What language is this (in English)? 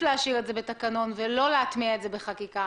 Hebrew